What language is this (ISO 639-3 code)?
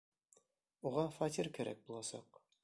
bak